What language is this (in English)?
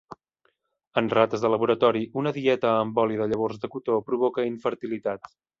Catalan